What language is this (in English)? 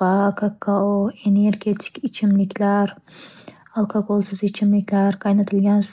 Uzbek